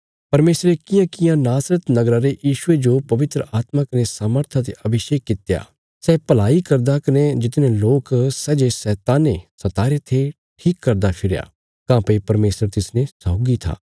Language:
Bilaspuri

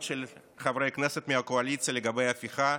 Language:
Hebrew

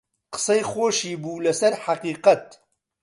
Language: Central Kurdish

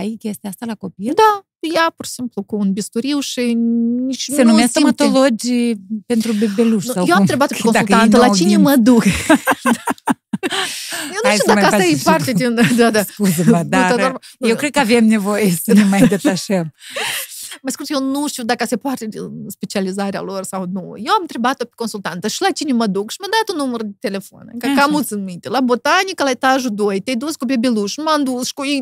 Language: Romanian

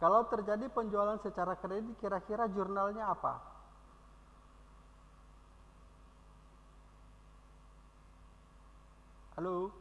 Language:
Indonesian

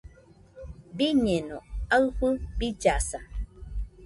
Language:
Nüpode Huitoto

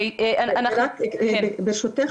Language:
Hebrew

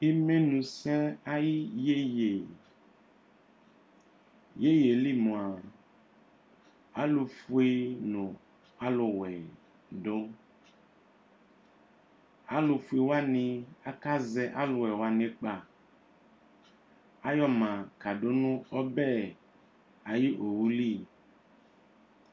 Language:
Ikposo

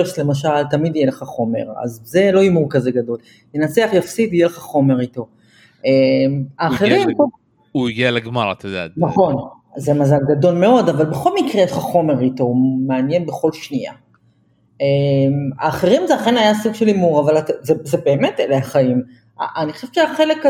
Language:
Hebrew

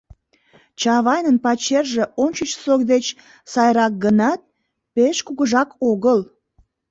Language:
Mari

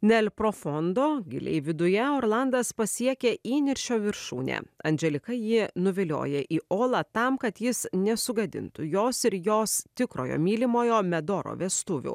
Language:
Lithuanian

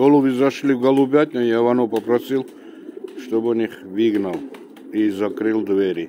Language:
Russian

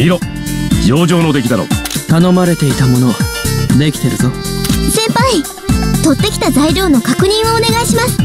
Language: Japanese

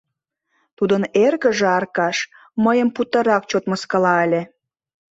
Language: Mari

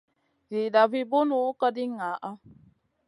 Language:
Masana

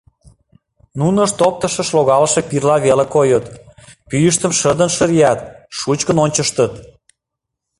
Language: Mari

